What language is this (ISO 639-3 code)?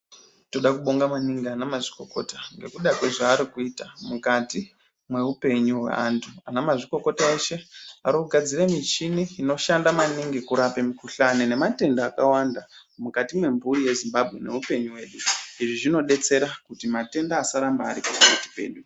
ndc